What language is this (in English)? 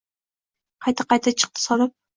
Uzbek